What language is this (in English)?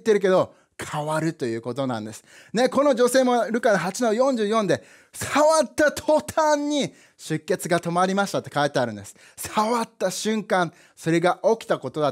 Japanese